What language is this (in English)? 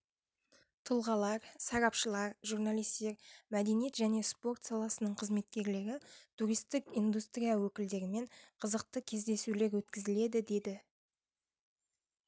Kazakh